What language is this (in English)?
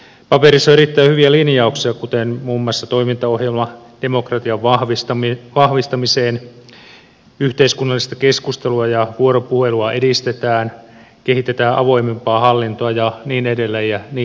Finnish